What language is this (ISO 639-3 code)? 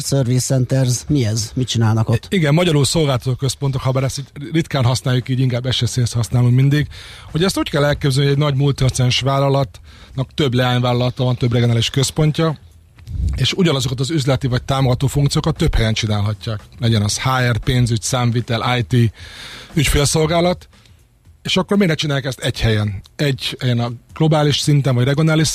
hun